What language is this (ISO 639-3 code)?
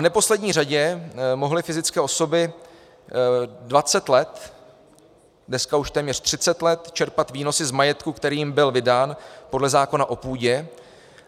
ces